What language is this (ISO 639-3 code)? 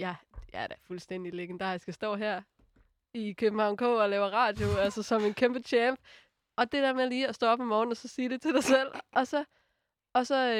dan